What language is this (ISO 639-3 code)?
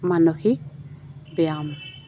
asm